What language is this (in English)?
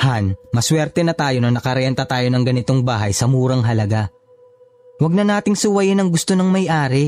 Filipino